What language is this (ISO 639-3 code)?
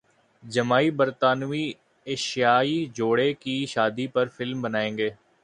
urd